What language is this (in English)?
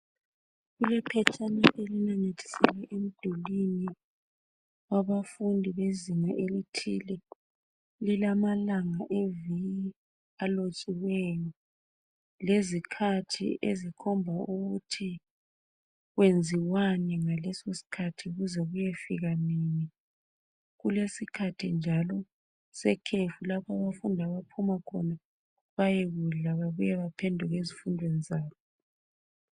North Ndebele